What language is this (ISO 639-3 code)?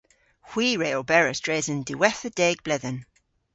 cor